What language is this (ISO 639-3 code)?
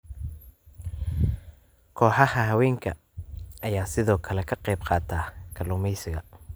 som